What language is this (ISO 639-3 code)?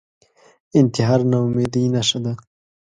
pus